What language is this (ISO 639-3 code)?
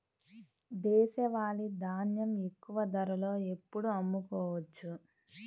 tel